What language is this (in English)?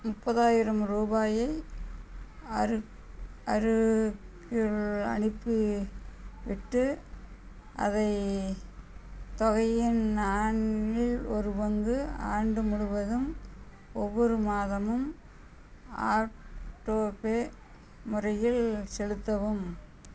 Tamil